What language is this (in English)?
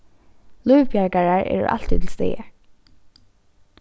Faroese